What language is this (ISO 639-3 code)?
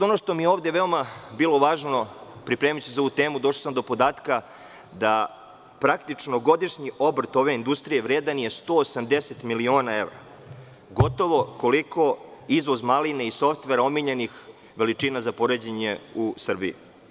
srp